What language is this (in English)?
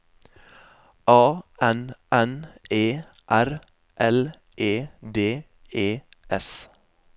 Norwegian